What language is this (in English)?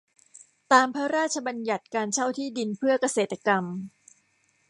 Thai